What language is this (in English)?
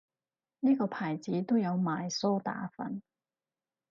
Cantonese